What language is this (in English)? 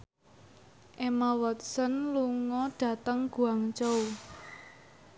Javanese